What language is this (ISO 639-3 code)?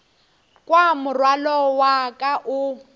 nso